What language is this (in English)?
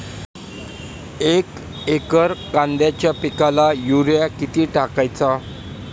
Marathi